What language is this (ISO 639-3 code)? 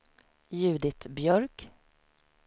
swe